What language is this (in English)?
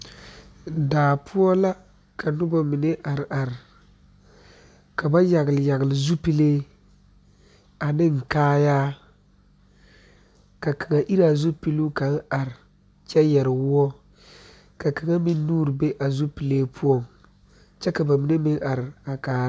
Southern Dagaare